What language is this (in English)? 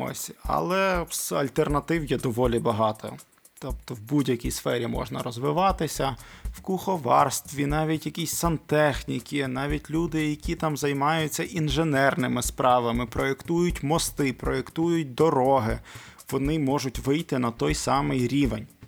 Ukrainian